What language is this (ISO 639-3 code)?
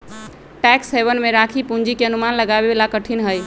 mag